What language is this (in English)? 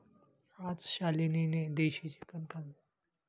Marathi